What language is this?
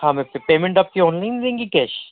Urdu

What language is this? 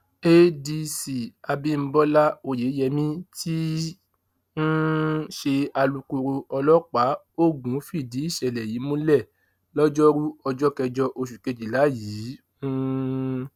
Yoruba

